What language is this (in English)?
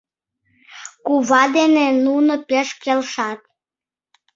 Mari